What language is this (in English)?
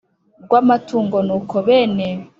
Kinyarwanda